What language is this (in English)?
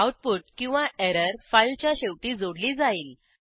Marathi